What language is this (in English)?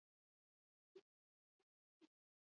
Basque